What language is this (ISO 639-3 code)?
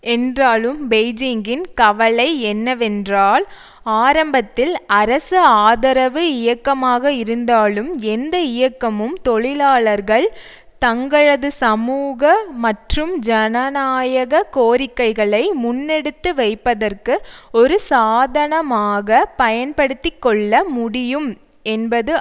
tam